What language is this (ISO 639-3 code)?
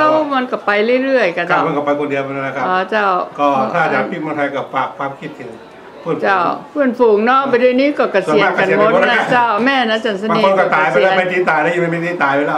tha